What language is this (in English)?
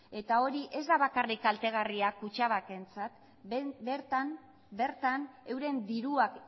Basque